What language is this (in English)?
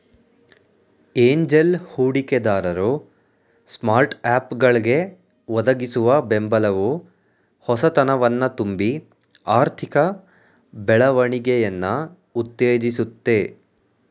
Kannada